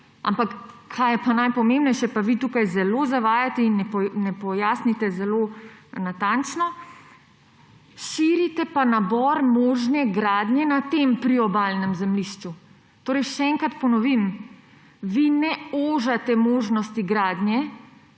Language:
Slovenian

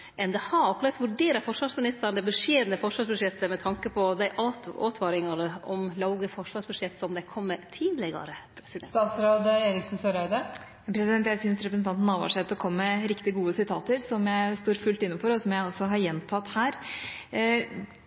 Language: Norwegian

